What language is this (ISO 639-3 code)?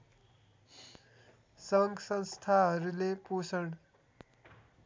nep